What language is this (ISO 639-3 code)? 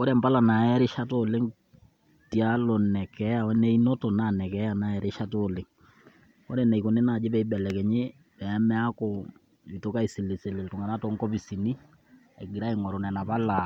mas